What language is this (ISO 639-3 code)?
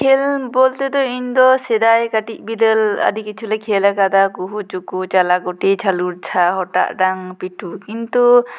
sat